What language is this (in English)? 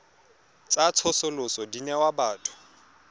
Tswana